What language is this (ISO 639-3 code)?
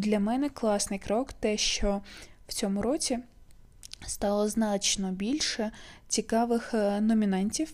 ukr